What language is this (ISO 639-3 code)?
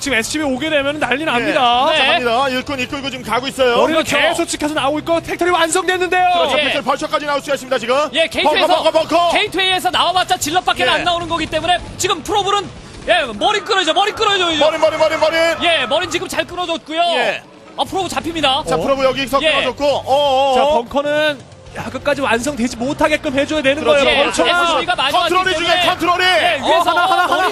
kor